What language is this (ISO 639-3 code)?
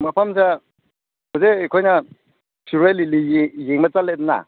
mni